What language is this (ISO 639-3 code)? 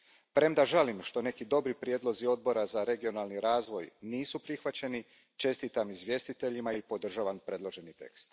hrv